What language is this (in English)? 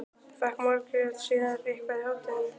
Icelandic